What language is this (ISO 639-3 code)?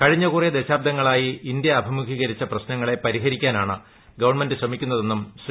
mal